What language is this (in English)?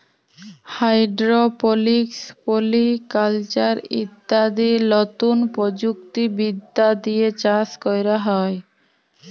Bangla